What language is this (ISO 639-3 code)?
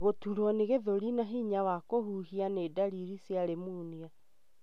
kik